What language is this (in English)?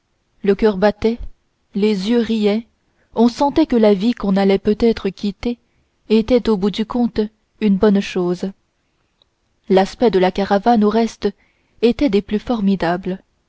French